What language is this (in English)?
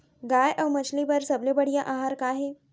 Chhattisgarhi